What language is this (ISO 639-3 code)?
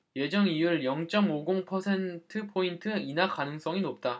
kor